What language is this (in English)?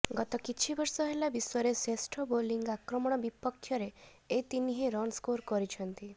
Odia